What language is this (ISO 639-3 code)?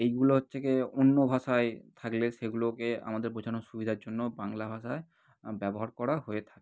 ben